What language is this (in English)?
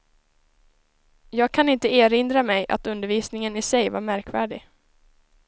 Swedish